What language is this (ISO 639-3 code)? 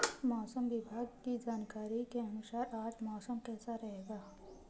hin